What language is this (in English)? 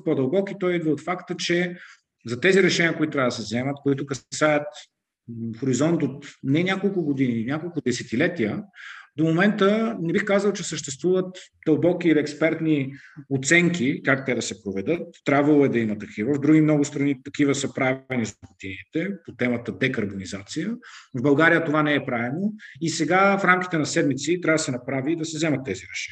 Bulgarian